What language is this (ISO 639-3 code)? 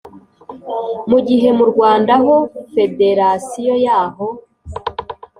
kin